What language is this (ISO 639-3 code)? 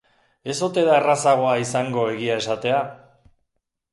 eus